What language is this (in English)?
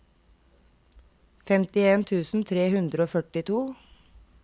Norwegian